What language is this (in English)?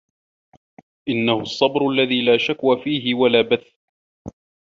Arabic